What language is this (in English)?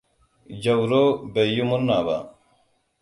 Hausa